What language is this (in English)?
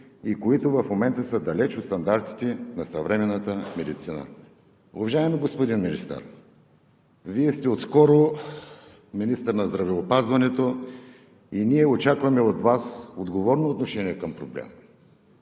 Bulgarian